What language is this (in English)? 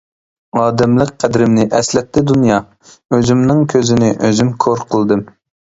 Uyghur